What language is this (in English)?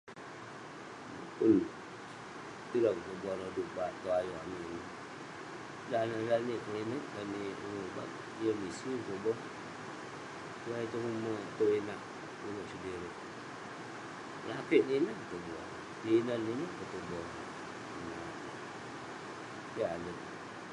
Western Penan